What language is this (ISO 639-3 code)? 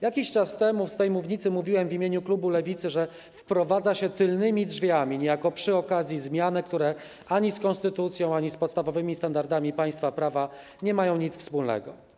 pol